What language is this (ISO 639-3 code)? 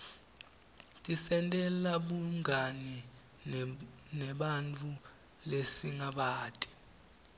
ssw